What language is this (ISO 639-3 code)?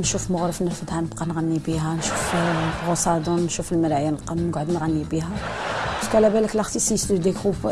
ara